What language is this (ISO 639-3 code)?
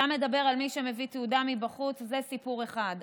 heb